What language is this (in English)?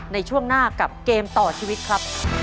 Thai